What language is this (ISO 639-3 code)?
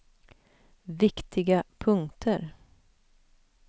swe